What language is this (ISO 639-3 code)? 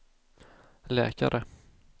swe